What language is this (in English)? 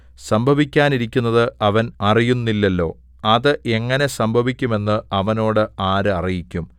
Malayalam